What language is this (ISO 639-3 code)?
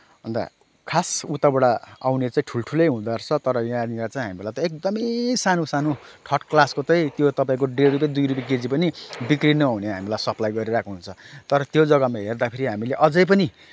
nep